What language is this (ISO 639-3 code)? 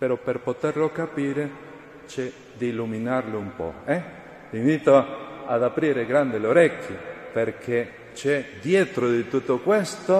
ita